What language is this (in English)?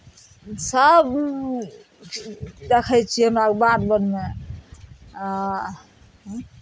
Maithili